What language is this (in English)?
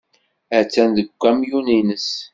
Kabyle